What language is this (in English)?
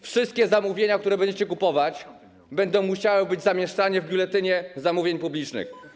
Polish